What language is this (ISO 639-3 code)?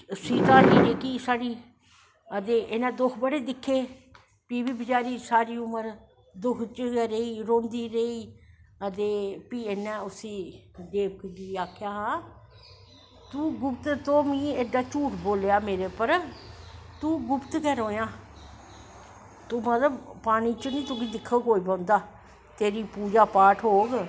doi